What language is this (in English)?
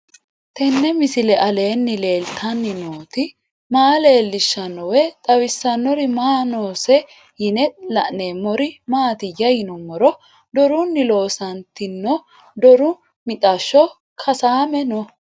Sidamo